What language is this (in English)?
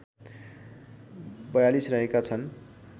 Nepali